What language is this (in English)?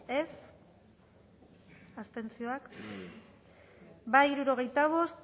Basque